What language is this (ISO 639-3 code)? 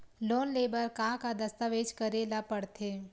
hne